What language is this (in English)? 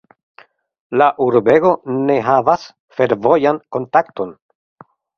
Esperanto